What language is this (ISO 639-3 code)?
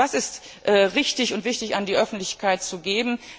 deu